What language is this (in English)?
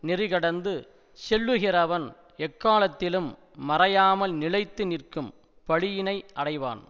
Tamil